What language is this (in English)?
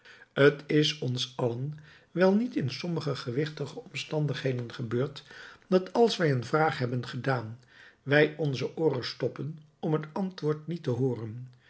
Dutch